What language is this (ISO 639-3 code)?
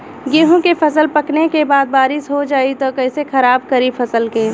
bho